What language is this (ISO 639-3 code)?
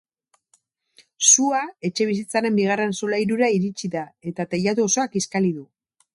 eus